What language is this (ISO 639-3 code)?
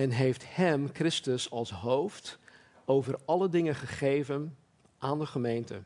nld